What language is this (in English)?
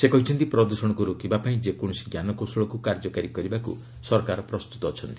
Odia